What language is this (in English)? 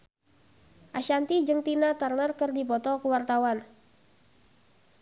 Sundanese